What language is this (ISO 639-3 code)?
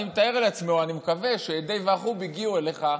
heb